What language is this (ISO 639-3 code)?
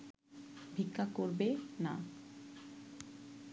ben